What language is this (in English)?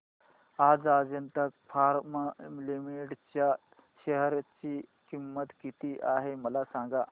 Marathi